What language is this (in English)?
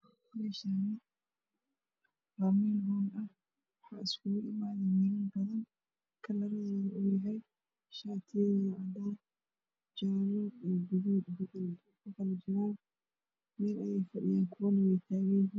Somali